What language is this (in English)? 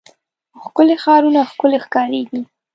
Pashto